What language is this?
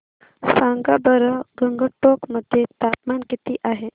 Marathi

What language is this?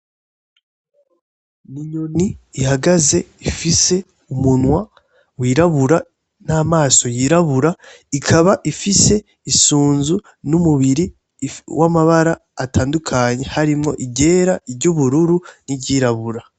Rundi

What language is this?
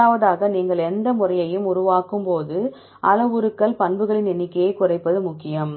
Tamil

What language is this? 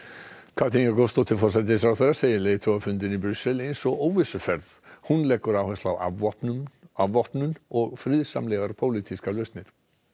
Icelandic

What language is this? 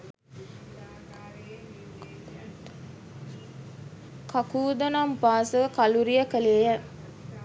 Sinhala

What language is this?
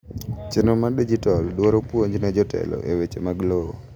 Luo (Kenya and Tanzania)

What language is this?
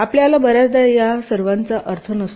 Marathi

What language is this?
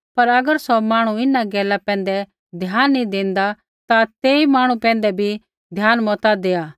Kullu Pahari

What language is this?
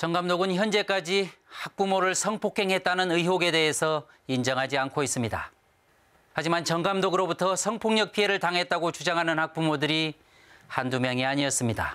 Korean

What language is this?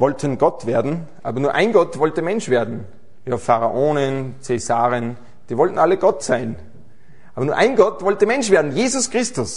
German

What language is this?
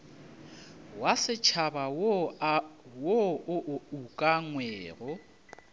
Northern Sotho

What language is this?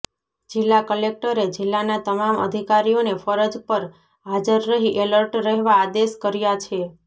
Gujarati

